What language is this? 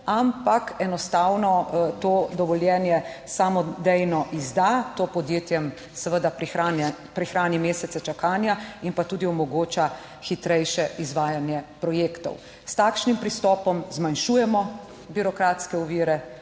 Slovenian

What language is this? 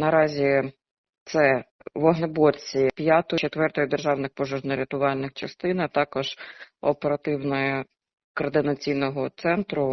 Ukrainian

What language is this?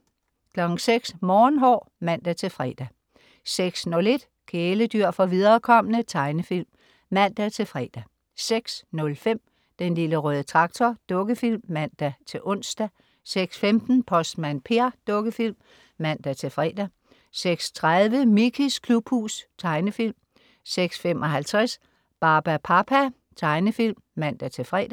Danish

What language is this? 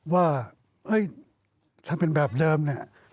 Thai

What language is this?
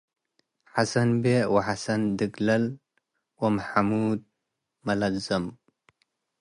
Tigre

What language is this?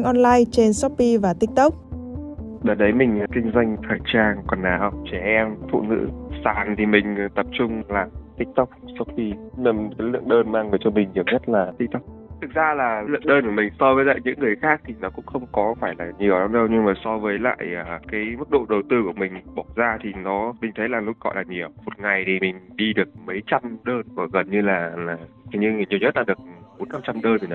Vietnamese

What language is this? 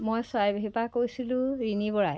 Assamese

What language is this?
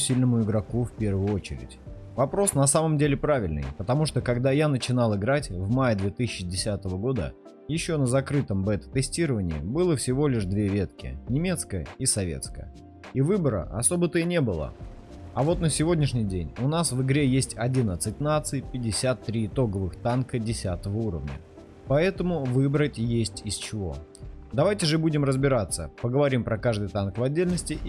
Russian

